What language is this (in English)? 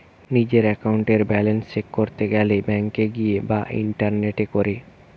Bangla